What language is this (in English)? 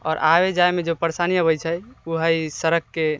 Maithili